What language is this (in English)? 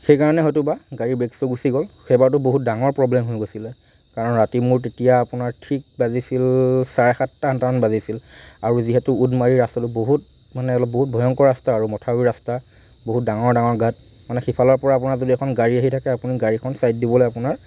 Assamese